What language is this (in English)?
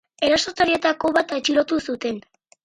Basque